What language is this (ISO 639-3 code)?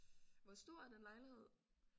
dan